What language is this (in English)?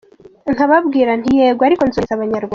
Kinyarwanda